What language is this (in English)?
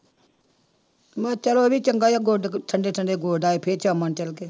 Punjabi